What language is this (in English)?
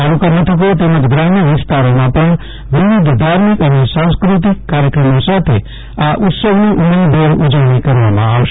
Gujarati